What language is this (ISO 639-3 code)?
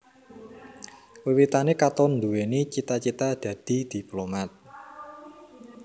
jav